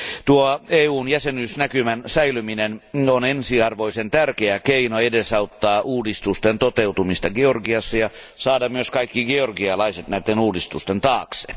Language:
Finnish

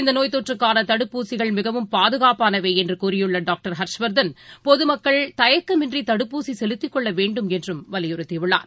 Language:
Tamil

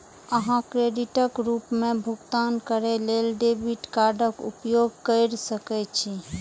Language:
Maithili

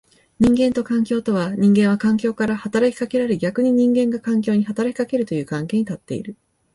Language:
Japanese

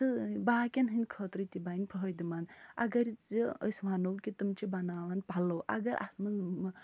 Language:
Kashmiri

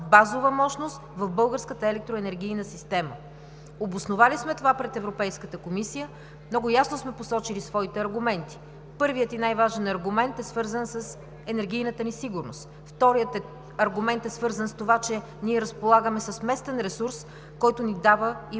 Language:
Bulgarian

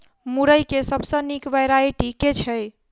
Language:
Maithili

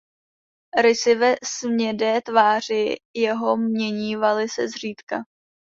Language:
Czech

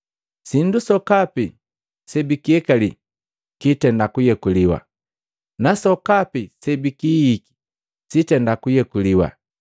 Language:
Matengo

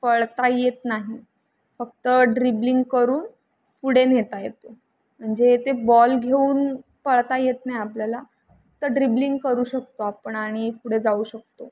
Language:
Marathi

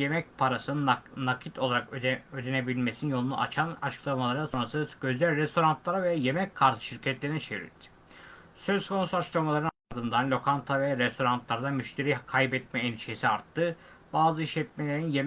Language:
Turkish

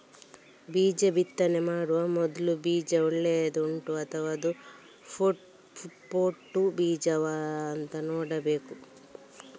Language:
Kannada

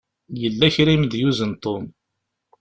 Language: Kabyle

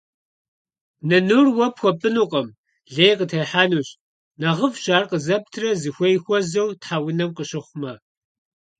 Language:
Kabardian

